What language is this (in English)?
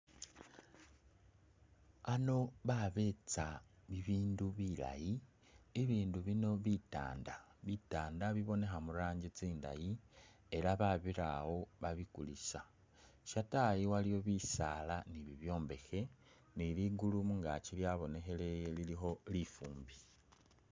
Masaaba